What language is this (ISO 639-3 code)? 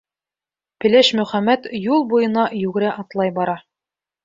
bak